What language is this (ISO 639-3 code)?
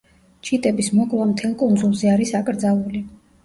kat